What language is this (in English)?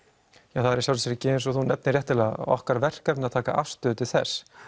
Icelandic